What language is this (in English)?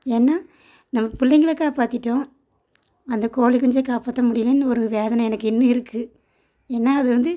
Tamil